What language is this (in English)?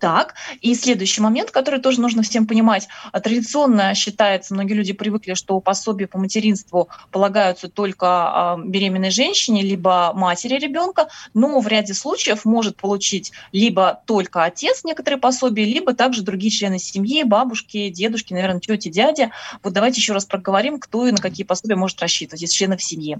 Russian